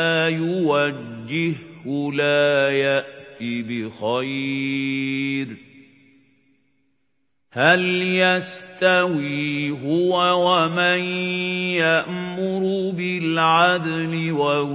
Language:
Arabic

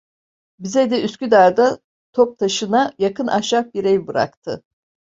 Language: Turkish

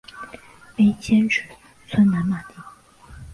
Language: Chinese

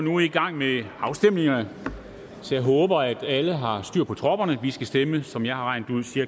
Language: Danish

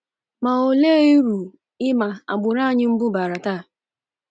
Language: Igbo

